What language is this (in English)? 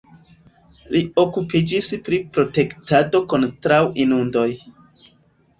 Esperanto